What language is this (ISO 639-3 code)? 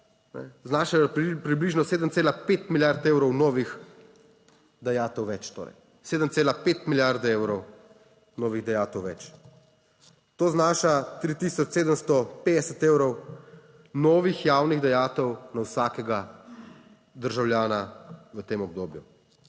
slv